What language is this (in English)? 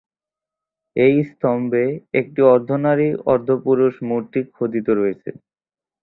Bangla